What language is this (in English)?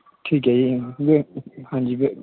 Punjabi